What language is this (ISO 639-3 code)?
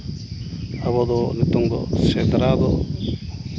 sat